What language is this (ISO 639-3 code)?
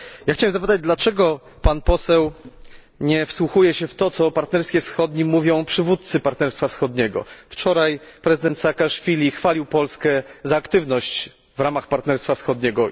pol